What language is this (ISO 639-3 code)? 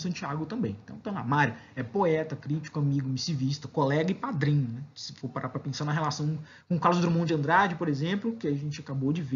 por